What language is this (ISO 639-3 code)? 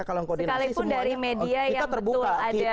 ind